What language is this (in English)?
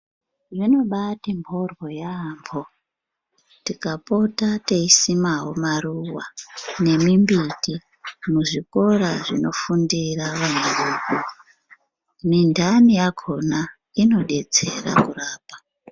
Ndau